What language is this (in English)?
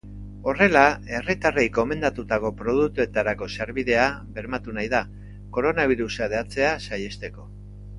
Basque